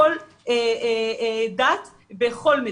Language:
Hebrew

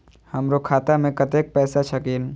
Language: Maithili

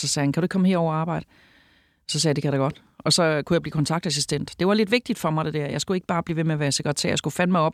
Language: Danish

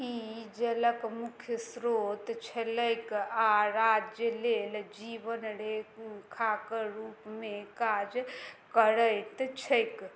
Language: Maithili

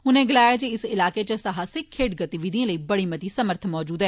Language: Dogri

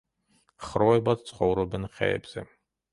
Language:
Georgian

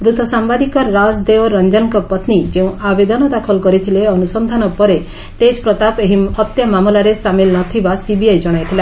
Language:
Odia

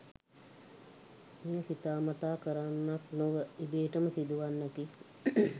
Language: Sinhala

